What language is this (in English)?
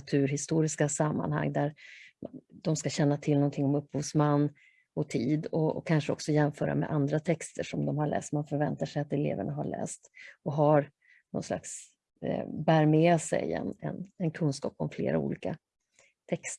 Swedish